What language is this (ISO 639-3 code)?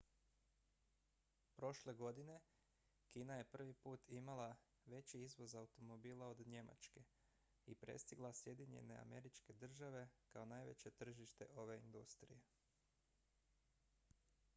hrv